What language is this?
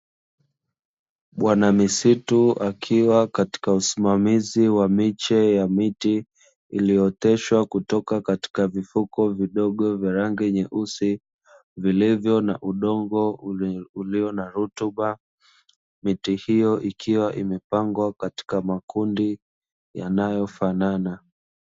Swahili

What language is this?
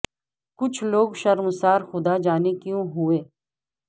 Urdu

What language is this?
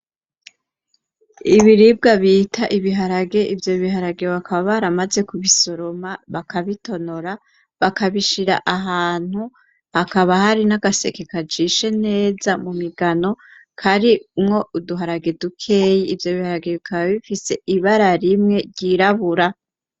Rundi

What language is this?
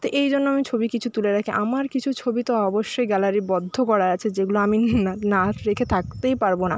Bangla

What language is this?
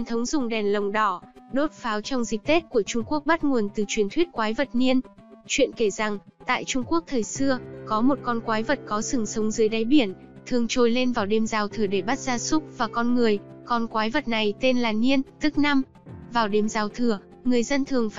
Vietnamese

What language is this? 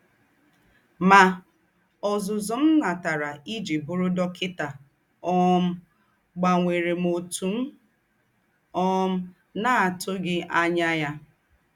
Igbo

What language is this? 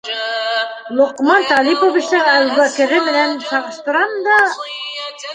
Bashkir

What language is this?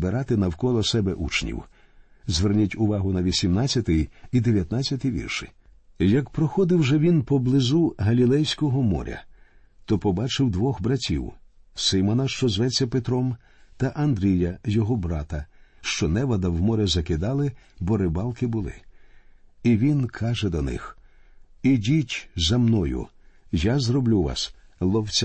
Ukrainian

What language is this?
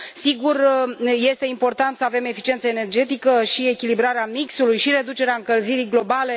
Romanian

